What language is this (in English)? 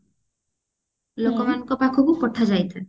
Odia